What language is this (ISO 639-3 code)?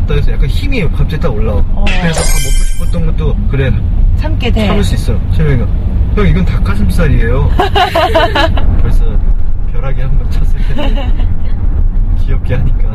kor